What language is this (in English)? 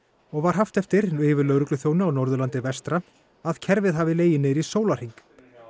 Icelandic